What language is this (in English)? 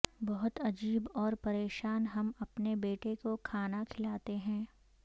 Urdu